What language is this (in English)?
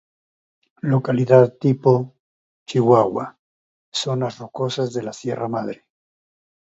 Spanish